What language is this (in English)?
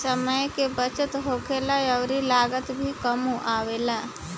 Bhojpuri